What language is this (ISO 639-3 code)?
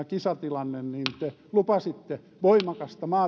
fin